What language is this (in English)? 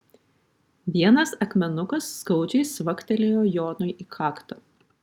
Lithuanian